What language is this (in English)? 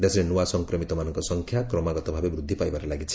Odia